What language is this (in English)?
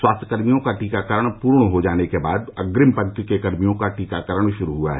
Hindi